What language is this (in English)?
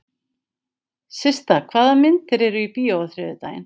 Icelandic